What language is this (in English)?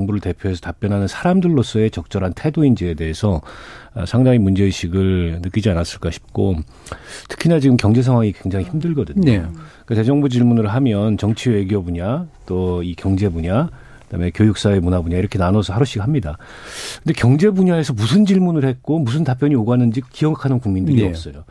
Korean